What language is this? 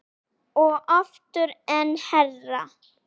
Icelandic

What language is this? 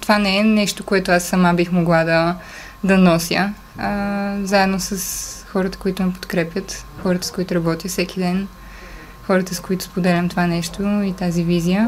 Bulgarian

